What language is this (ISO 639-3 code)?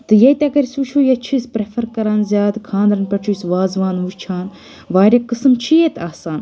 kas